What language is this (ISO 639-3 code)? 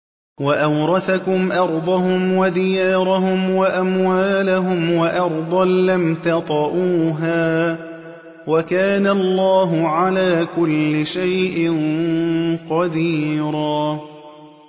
ara